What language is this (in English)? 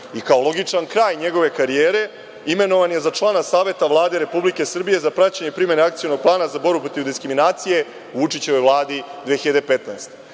Serbian